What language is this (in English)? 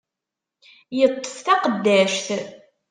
Kabyle